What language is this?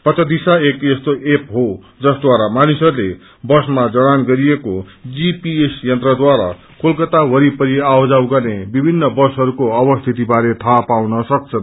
Nepali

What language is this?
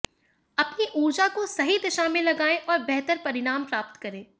Hindi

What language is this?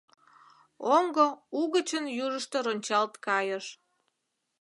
Mari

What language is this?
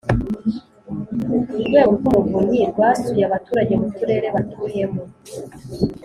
Kinyarwanda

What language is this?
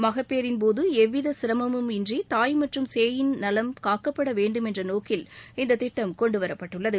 Tamil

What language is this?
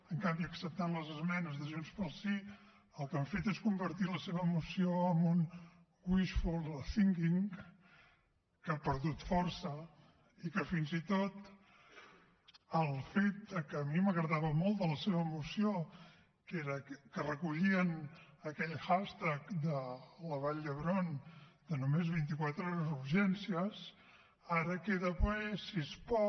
Catalan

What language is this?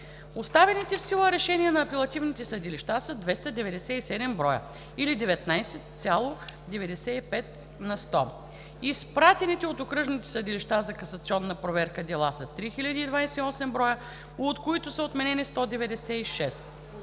Bulgarian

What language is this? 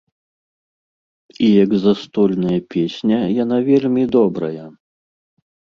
Belarusian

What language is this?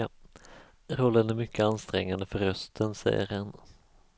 Swedish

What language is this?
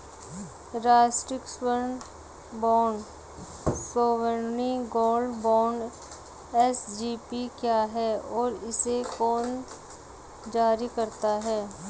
Hindi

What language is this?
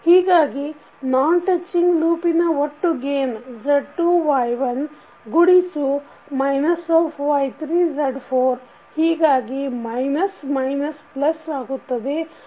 Kannada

